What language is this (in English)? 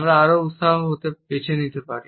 Bangla